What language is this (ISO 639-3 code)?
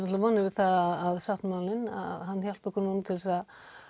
isl